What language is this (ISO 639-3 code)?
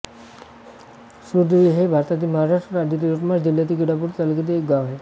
mar